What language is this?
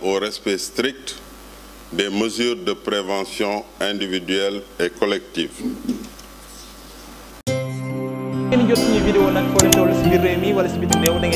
French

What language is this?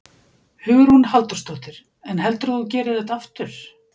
Icelandic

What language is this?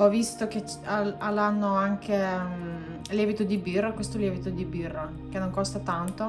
Italian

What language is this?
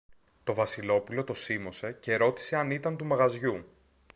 Greek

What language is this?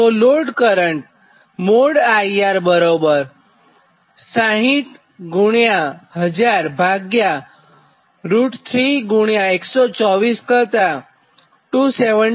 Gujarati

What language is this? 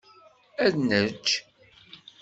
Kabyle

